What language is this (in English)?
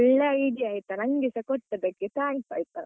Kannada